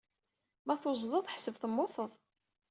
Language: Kabyle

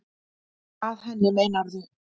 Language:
Icelandic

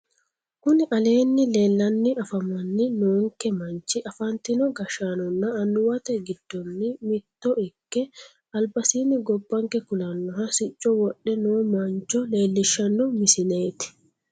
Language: Sidamo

